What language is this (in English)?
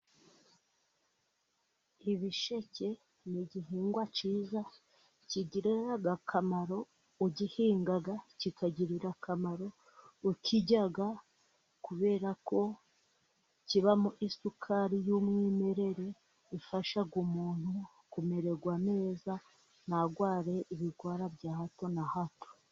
Kinyarwanda